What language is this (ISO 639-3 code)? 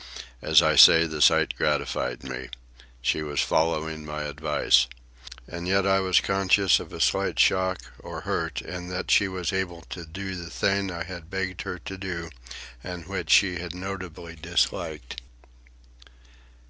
eng